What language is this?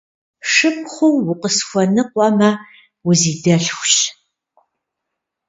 Kabardian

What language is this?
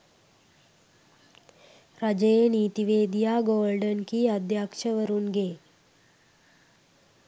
Sinhala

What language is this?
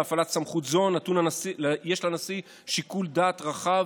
Hebrew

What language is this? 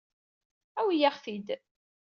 Kabyle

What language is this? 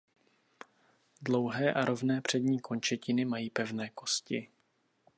Czech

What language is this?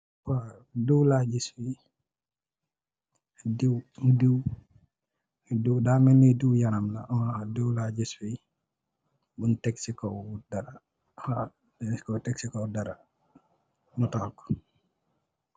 Wolof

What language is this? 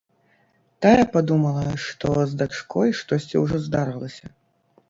Belarusian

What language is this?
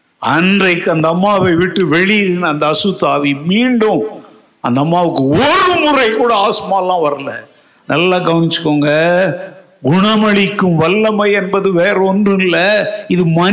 Tamil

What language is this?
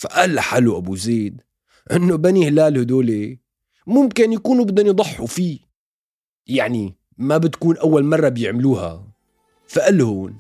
Arabic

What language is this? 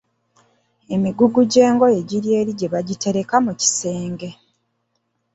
Ganda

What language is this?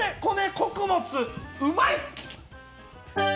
Japanese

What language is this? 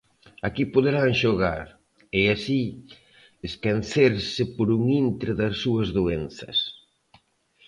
Galician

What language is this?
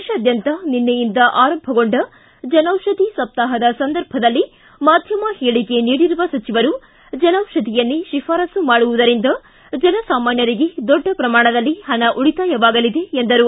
Kannada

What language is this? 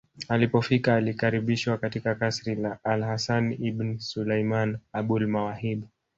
Swahili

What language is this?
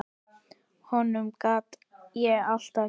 Icelandic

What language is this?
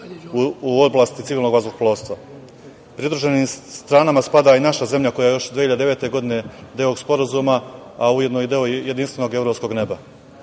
Serbian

